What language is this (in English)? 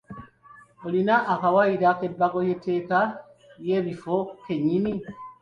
Ganda